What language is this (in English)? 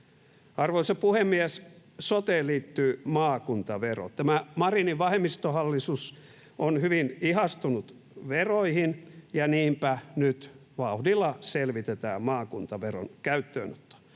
Finnish